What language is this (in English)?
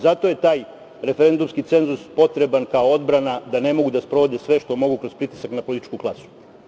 Serbian